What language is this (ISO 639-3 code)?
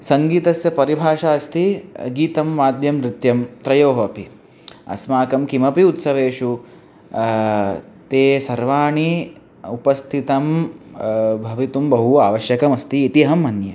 san